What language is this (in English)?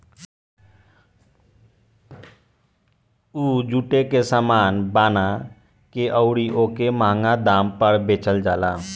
Bhojpuri